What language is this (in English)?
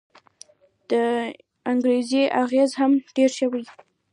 Pashto